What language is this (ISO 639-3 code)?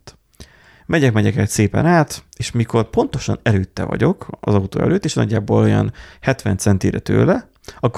hun